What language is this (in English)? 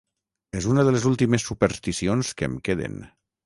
Catalan